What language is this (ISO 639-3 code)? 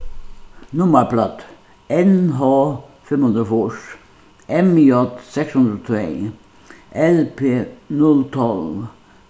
fao